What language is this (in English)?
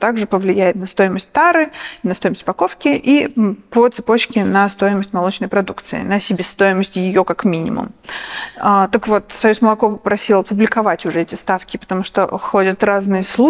Russian